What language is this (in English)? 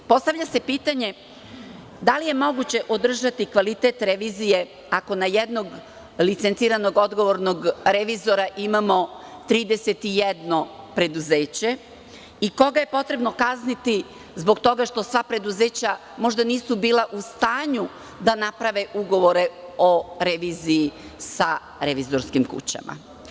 Serbian